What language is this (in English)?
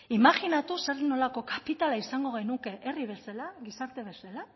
Basque